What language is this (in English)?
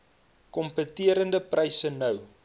Afrikaans